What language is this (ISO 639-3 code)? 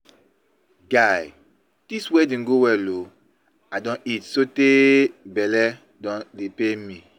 pcm